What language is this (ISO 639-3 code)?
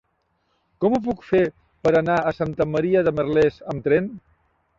cat